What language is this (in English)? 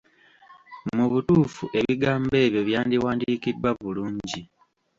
Ganda